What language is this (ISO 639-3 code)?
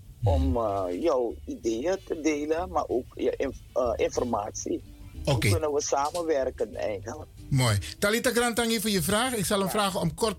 nld